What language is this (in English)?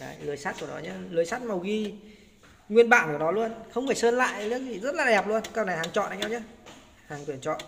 Vietnamese